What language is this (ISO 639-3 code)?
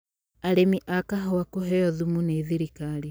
kik